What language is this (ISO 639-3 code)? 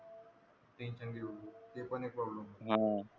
mar